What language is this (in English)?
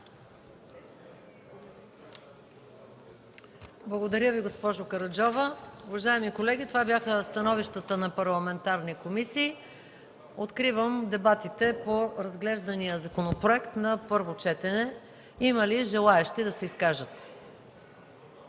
Bulgarian